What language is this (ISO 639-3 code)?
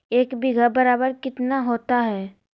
mag